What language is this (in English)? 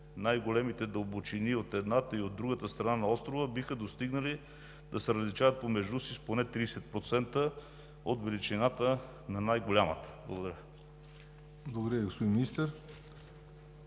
Bulgarian